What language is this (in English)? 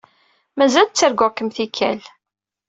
Kabyle